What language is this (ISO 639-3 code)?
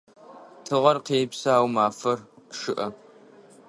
ady